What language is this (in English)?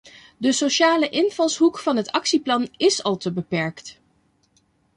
Dutch